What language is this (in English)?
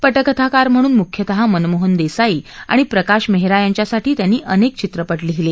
Marathi